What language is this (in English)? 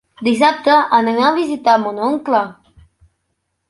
Catalan